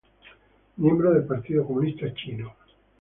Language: Spanish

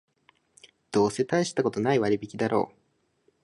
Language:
Japanese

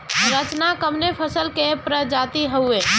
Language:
Bhojpuri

